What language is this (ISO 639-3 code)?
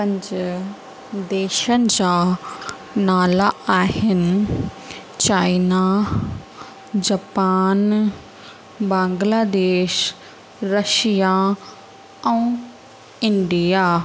snd